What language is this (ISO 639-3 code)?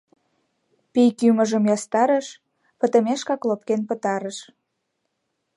chm